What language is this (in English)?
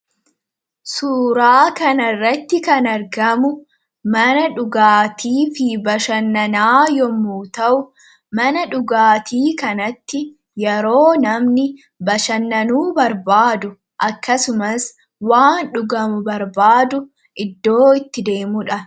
Oromo